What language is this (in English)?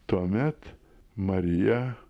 Lithuanian